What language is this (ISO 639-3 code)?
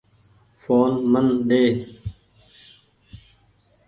gig